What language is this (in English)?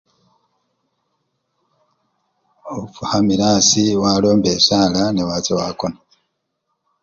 Luyia